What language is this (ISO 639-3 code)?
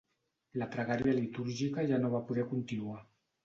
cat